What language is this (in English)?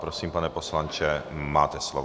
Czech